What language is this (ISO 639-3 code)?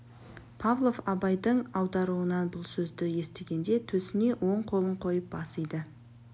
kaz